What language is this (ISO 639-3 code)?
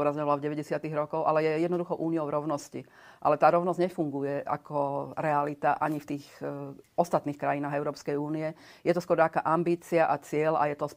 slk